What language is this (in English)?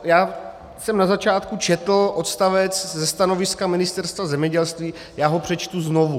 Czech